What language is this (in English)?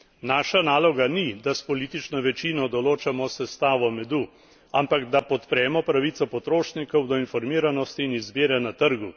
Slovenian